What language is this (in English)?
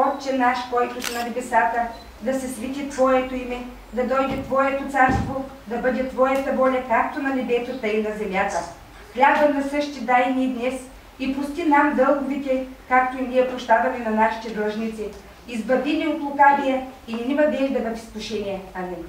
Bulgarian